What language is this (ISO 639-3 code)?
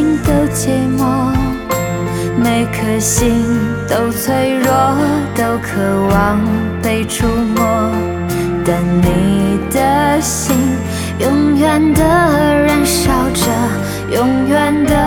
zho